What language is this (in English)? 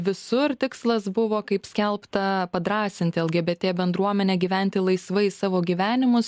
Lithuanian